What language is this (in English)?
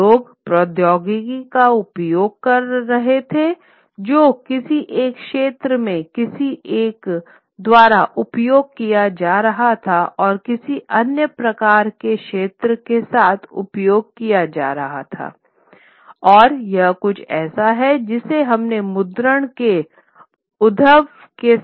Hindi